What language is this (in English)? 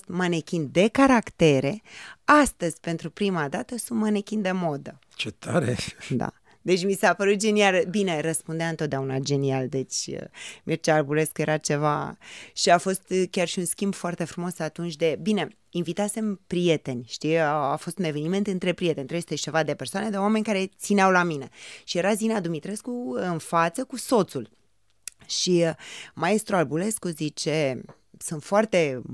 Romanian